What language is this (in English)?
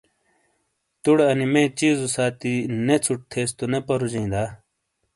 Shina